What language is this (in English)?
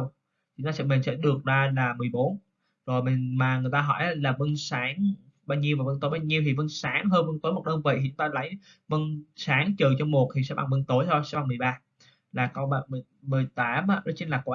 Vietnamese